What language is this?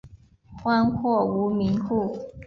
Chinese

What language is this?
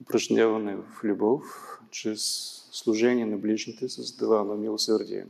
Bulgarian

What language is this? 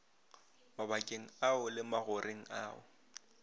Northern Sotho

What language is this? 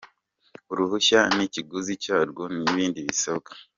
Kinyarwanda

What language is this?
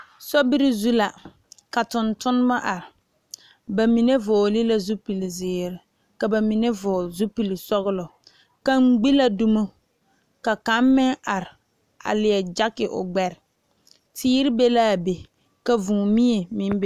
Southern Dagaare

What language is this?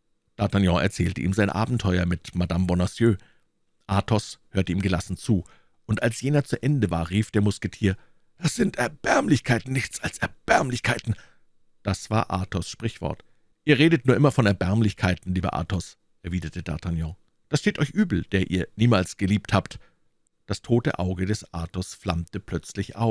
German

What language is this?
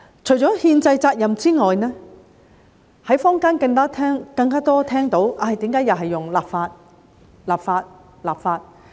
Cantonese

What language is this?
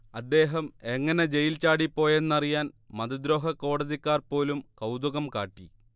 Malayalam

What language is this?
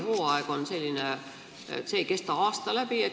Estonian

